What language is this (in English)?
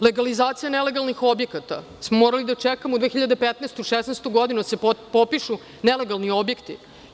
Serbian